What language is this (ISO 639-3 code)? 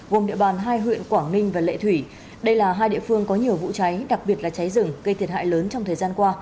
vie